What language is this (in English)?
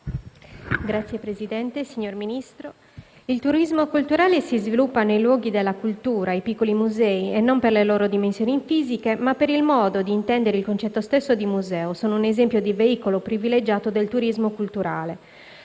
Italian